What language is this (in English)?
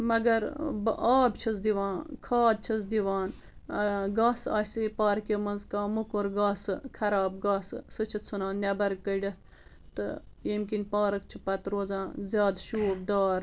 Kashmiri